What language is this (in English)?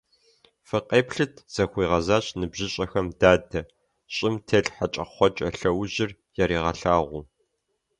Kabardian